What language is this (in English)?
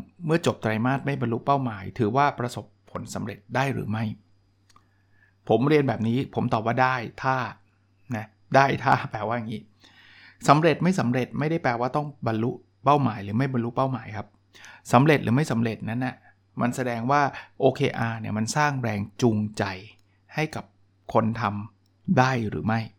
Thai